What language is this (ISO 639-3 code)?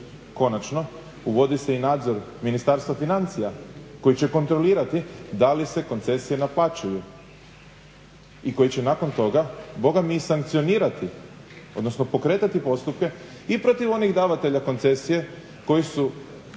hrv